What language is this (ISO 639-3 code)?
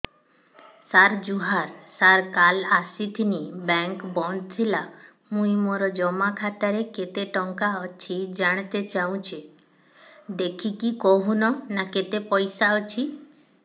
ori